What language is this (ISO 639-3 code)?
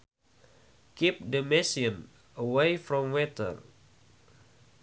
sun